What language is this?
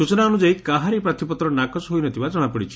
Odia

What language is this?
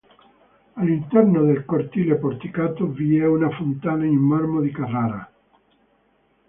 Italian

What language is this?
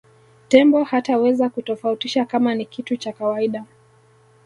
Swahili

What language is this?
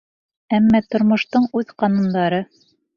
Bashkir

